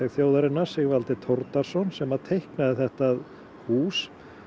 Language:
Icelandic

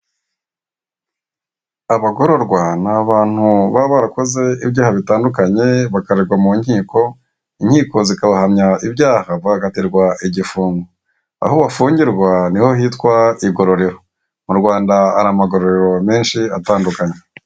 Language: Kinyarwanda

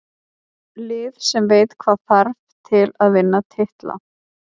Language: Icelandic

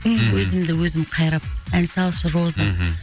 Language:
Kazakh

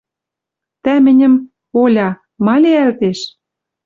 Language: Western Mari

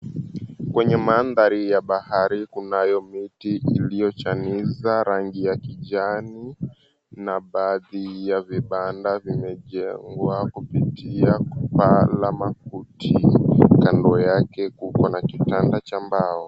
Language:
Swahili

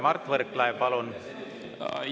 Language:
Estonian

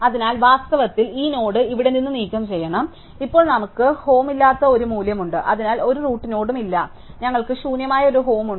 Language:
Malayalam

